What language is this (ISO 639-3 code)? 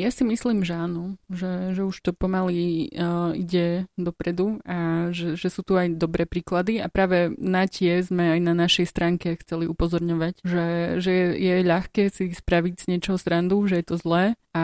slk